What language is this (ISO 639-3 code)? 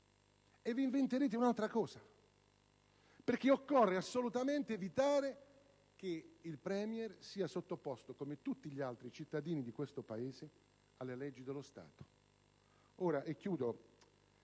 ita